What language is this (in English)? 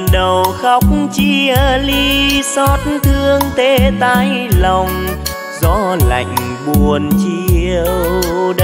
Vietnamese